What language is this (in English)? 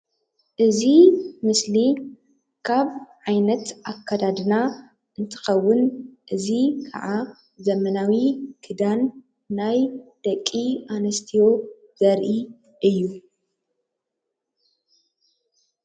Tigrinya